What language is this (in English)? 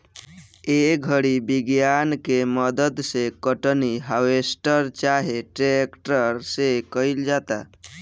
Bhojpuri